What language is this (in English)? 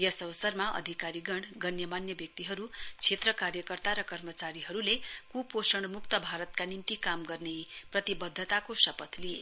Nepali